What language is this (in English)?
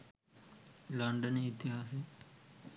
Sinhala